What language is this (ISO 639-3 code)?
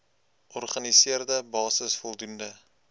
afr